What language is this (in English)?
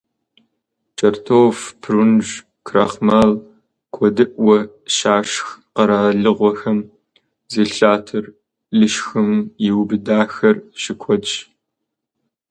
Kabardian